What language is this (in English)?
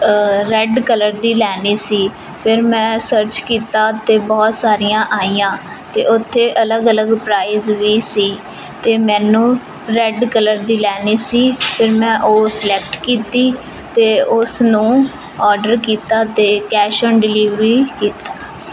Punjabi